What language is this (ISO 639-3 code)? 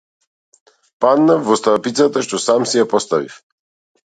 mkd